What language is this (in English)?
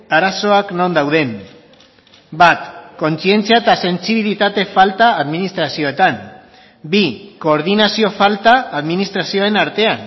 Basque